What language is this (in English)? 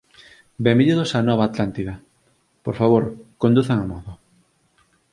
Galician